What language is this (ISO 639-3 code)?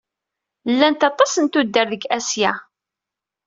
kab